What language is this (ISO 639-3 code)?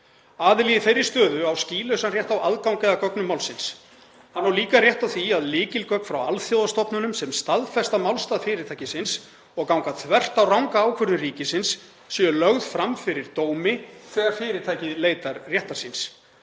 isl